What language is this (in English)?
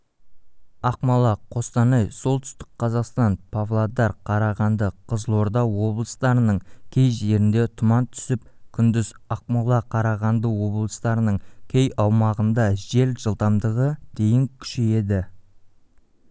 Kazakh